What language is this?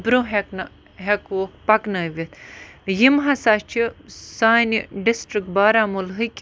Kashmiri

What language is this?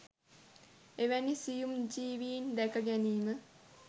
Sinhala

